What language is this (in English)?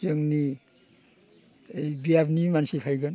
Bodo